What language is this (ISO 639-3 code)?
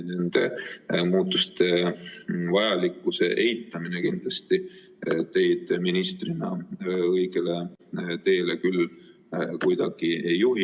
est